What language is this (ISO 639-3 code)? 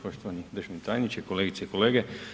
hrv